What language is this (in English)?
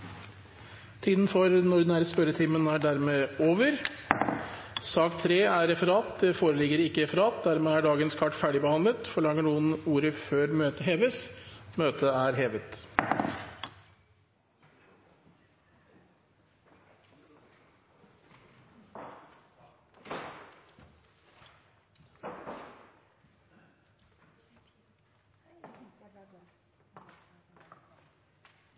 Norwegian Bokmål